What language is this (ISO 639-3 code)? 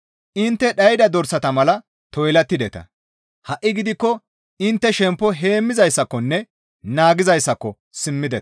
gmv